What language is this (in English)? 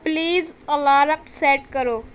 Urdu